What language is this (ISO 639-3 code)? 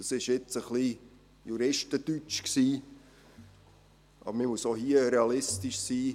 gsw